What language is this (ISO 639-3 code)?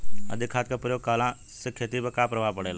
bho